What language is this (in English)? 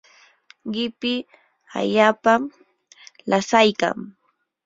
Yanahuanca Pasco Quechua